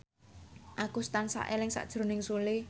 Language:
Javanese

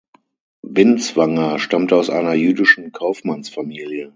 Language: German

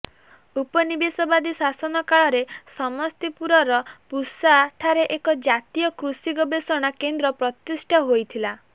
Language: Odia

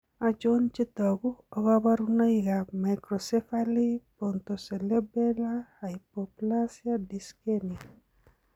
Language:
Kalenjin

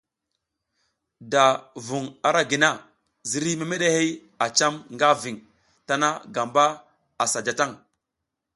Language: South Giziga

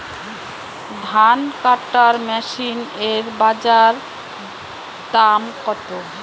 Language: Bangla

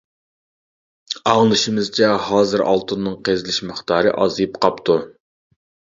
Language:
Uyghur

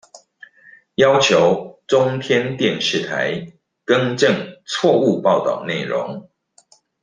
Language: Chinese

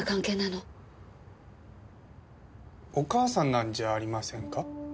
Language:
Japanese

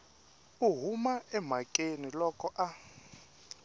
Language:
Tsonga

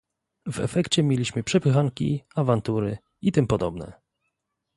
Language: Polish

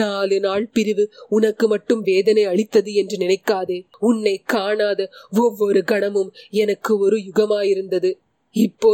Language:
Tamil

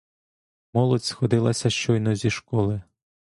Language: Ukrainian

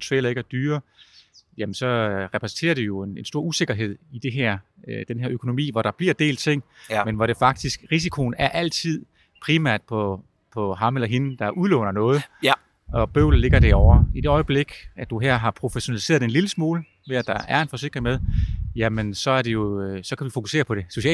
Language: Danish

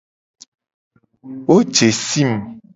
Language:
Gen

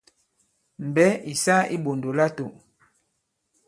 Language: Bankon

